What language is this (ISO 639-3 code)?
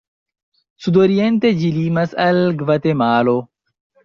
epo